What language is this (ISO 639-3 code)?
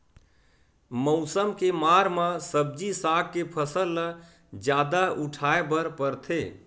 hne